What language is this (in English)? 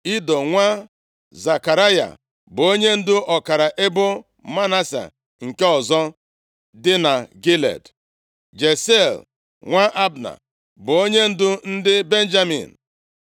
Igbo